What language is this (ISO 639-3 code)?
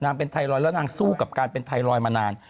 tha